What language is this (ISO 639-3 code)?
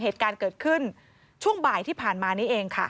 tha